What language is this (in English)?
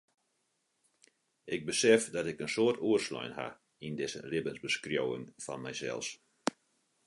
Western Frisian